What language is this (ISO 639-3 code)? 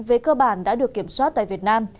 vie